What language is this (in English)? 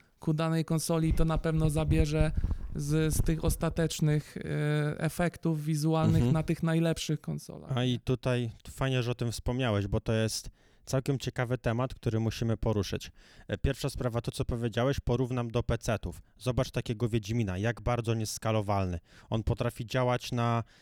Polish